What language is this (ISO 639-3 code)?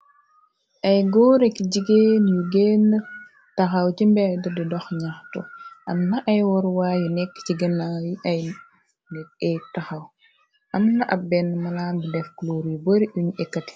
wol